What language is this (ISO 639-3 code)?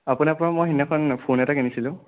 asm